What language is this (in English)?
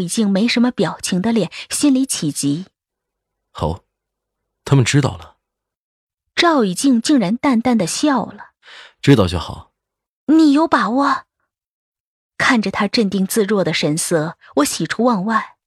Chinese